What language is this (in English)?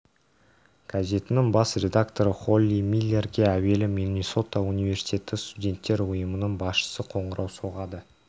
Kazakh